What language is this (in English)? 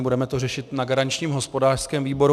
Czech